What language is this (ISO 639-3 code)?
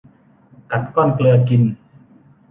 tha